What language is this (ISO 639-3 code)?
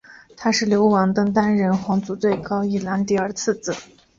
zho